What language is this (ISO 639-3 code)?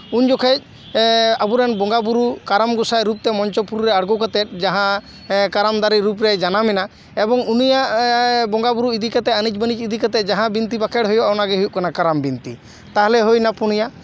sat